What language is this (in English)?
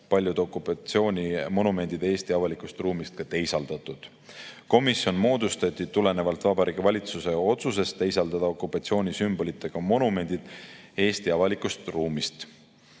Estonian